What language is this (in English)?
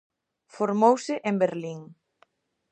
Galician